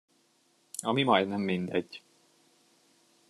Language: Hungarian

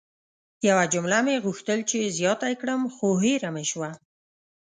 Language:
Pashto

